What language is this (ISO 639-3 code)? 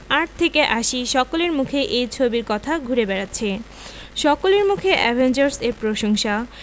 ben